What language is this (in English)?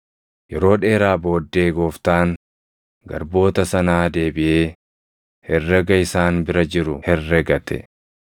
Oromo